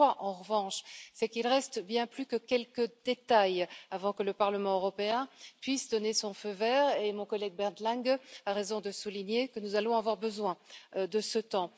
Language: French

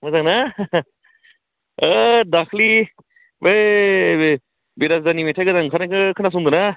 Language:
Bodo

